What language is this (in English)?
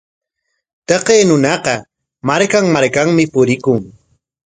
Corongo Ancash Quechua